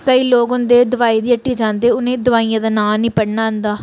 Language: Dogri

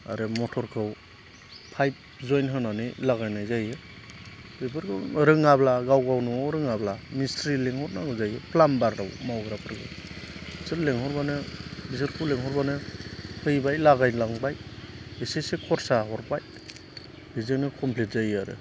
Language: Bodo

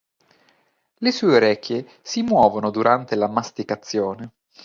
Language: Italian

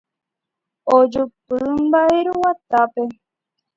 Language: Guarani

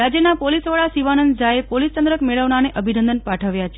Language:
Gujarati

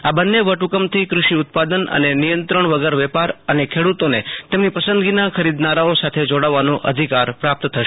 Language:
Gujarati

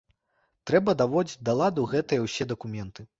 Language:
Belarusian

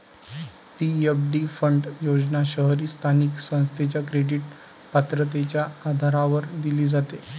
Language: Marathi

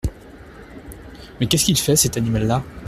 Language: French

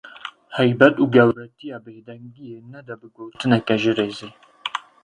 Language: Kurdish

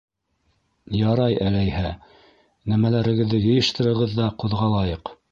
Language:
Bashkir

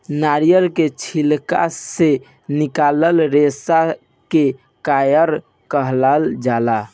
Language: Bhojpuri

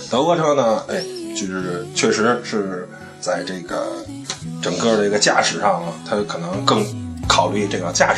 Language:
Chinese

